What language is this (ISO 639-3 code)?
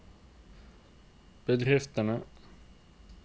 nor